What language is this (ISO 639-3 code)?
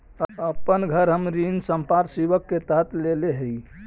mag